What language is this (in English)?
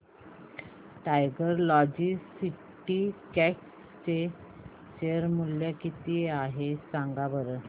Marathi